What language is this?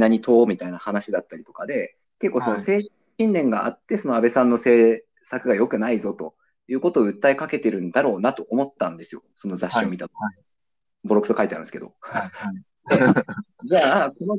Japanese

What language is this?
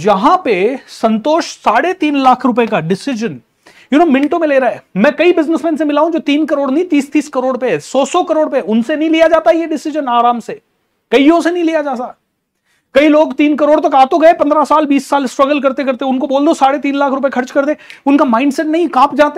Hindi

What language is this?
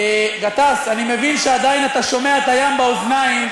Hebrew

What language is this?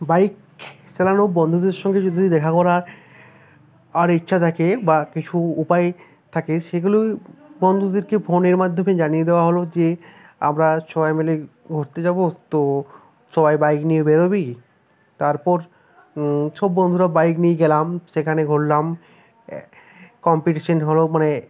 Bangla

